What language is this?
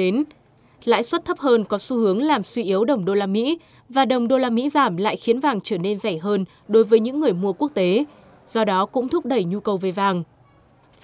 Vietnamese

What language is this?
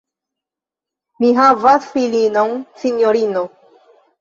Esperanto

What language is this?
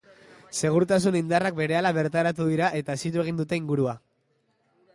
Basque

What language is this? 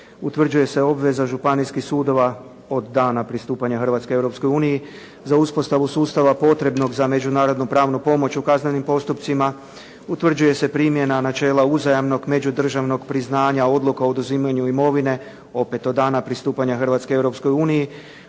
Croatian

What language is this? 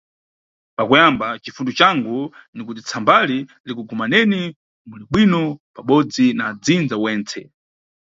Nyungwe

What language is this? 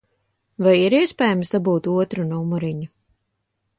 Latvian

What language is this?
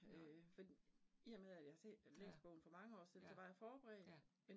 Danish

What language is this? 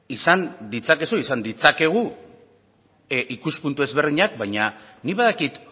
Basque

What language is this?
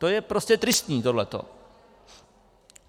Czech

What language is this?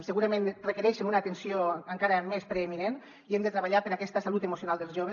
Catalan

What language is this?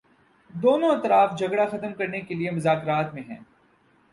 Urdu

